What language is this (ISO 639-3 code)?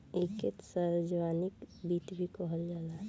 bho